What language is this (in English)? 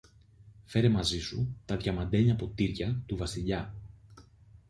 Greek